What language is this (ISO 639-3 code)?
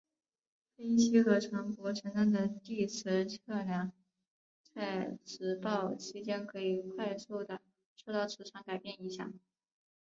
zho